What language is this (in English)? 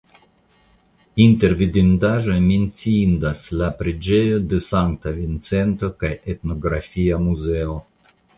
Esperanto